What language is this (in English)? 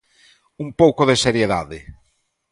Galician